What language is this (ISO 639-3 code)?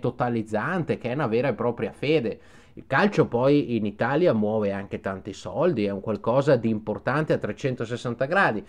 ita